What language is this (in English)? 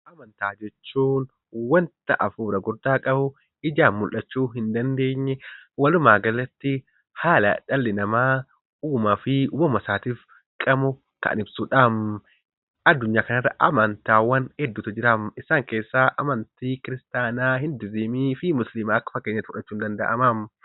Oromo